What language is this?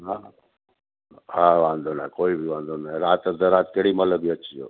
Sindhi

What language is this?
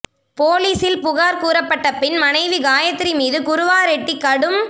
Tamil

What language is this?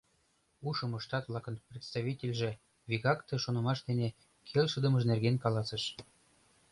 Mari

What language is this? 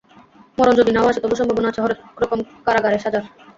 Bangla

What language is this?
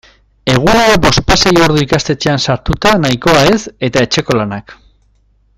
Basque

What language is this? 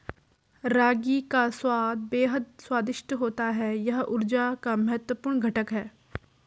Hindi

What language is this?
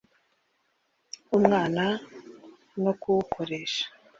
Kinyarwanda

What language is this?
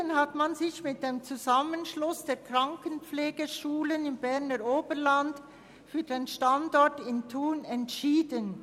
Swiss German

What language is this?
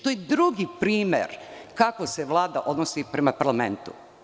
Serbian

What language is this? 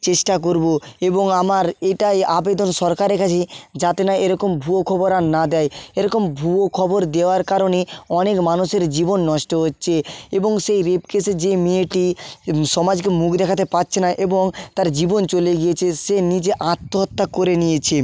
Bangla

